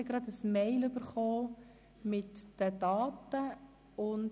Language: Swiss German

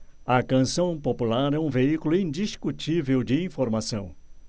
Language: Portuguese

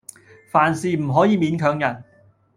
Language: Cantonese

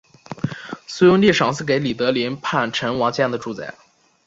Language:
Chinese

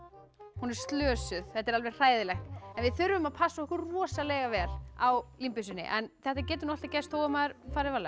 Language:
Icelandic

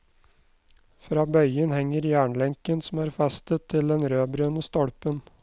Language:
Norwegian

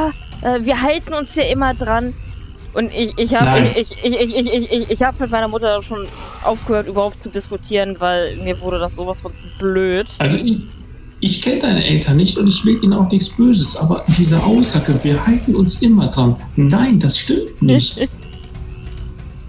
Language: German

